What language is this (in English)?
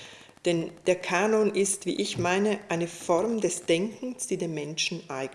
German